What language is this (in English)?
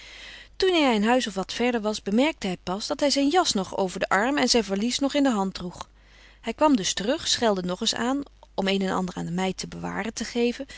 Dutch